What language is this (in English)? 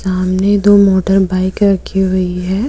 Hindi